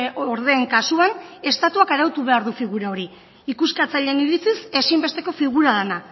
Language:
Basque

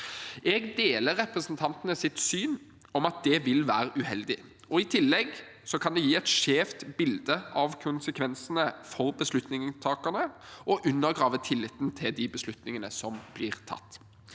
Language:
Norwegian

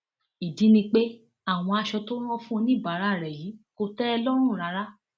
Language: Yoruba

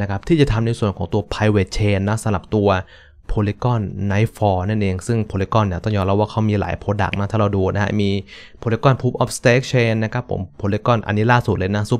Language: Thai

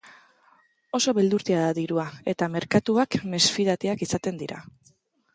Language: Basque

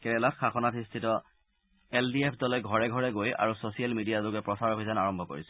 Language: Assamese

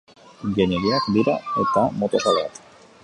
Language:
Basque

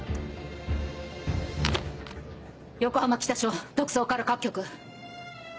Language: Japanese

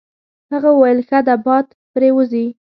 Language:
Pashto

